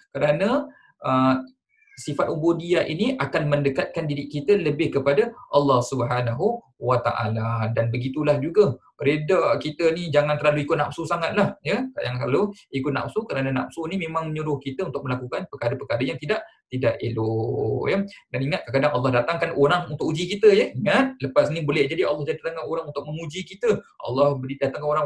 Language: Malay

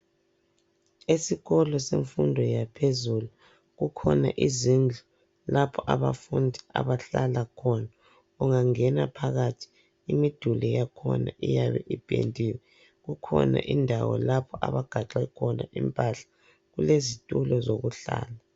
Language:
North Ndebele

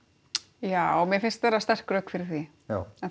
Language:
Icelandic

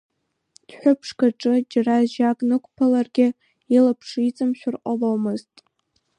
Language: Abkhazian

